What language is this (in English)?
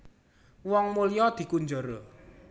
Javanese